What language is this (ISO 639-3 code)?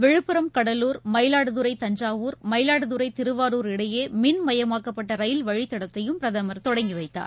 tam